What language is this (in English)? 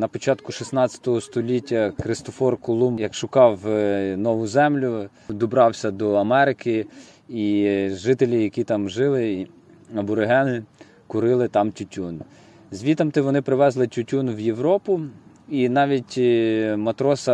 Ukrainian